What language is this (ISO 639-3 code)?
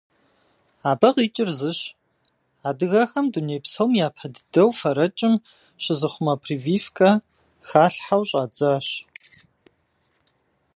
kbd